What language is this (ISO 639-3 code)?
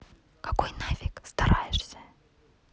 rus